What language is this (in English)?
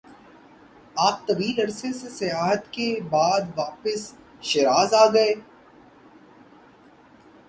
Urdu